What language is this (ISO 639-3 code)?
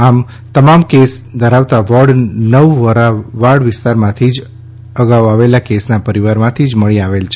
guj